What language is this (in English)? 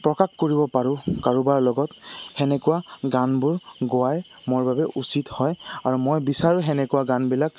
Assamese